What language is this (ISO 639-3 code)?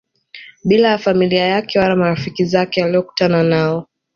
swa